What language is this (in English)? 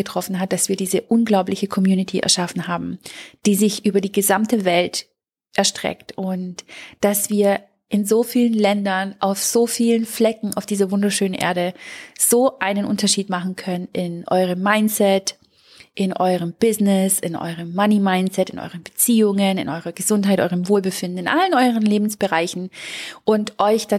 German